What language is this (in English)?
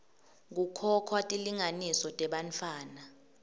Swati